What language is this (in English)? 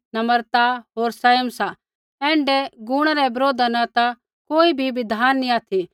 Kullu Pahari